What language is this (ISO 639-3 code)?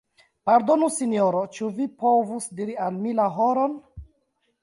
epo